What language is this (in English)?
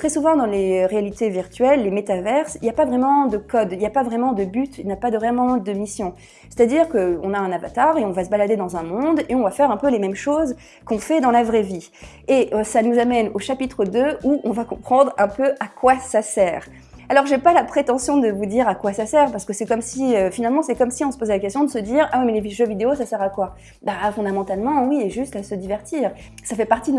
French